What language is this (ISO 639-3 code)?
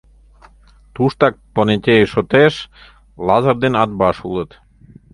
chm